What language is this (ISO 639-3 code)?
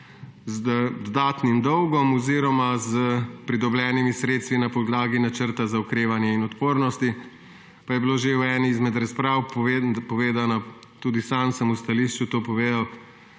slv